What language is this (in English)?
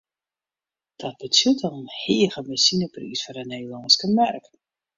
Western Frisian